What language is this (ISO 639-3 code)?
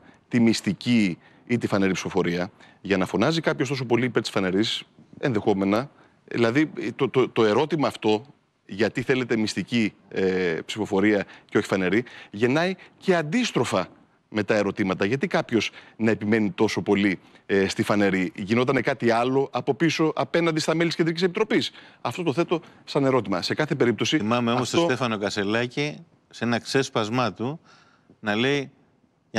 ell